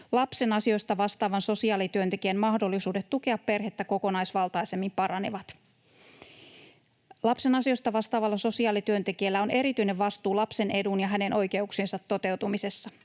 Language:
Finnish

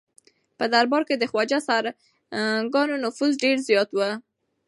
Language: Pashto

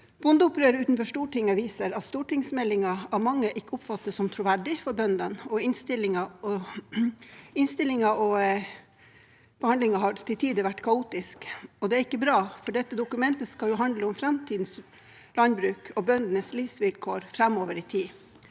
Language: Norwegian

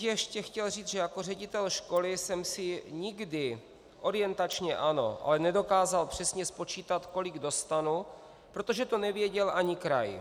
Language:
Czech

